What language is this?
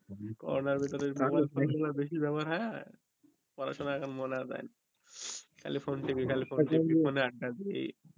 Bangla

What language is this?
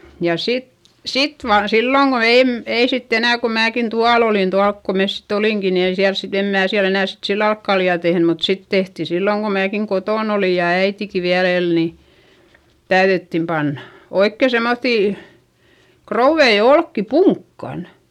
Finnish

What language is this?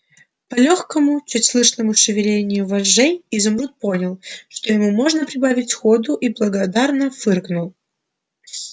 Russian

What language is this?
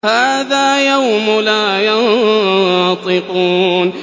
Arabic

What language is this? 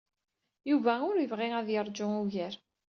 Kabyle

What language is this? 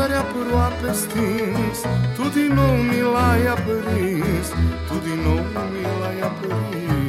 Romanian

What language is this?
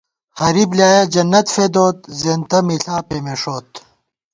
Gawar-Bati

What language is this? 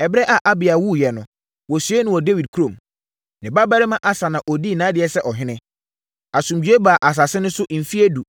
Akan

